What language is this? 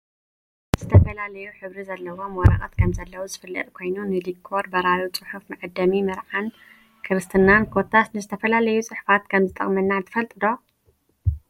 Tigrinya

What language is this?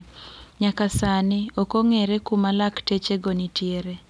Luo (Kenya and Tanzania)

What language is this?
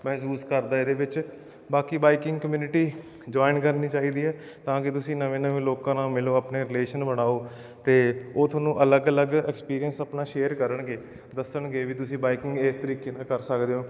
Punjabi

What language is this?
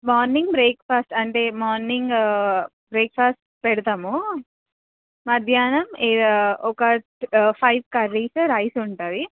Telugu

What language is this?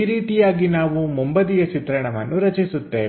Kannada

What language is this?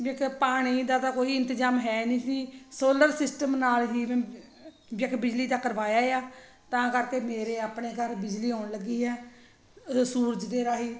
Punjabi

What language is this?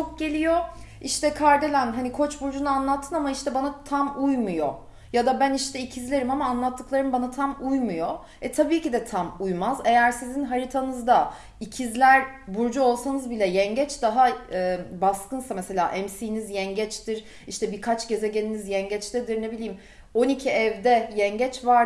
Turkish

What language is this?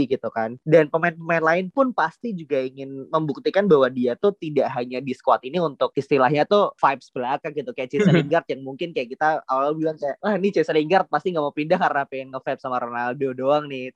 Indonesian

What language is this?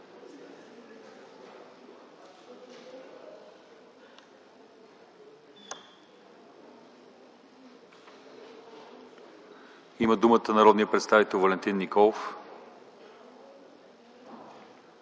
Bulgarian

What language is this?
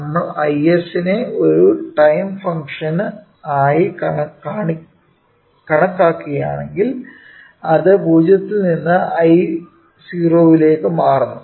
Malayalam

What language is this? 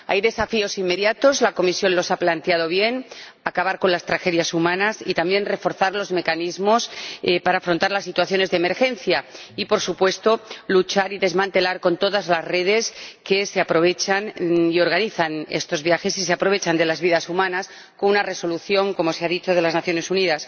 Spanish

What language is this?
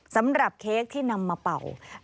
Thai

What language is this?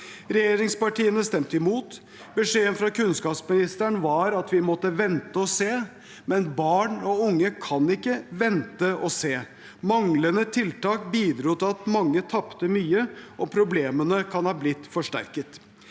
Norwegian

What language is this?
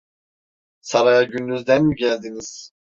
Turkish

